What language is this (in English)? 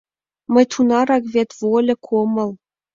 Mari